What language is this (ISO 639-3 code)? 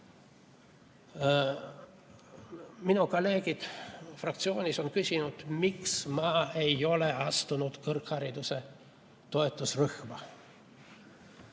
est